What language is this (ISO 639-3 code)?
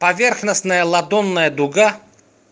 rus